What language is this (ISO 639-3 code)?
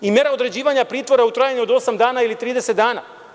srp